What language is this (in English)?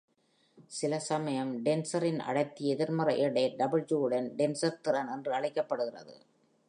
Tamil